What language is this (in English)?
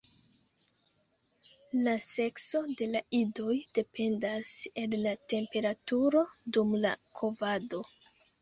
Esperanto